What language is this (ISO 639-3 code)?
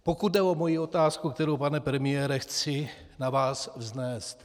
ces